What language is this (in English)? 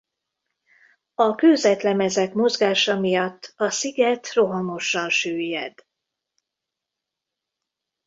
Hungarian